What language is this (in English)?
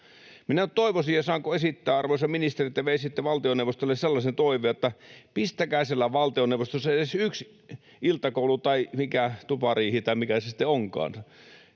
Finnish